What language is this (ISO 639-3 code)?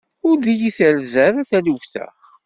kab